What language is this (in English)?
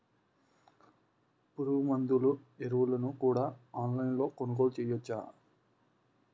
Telugu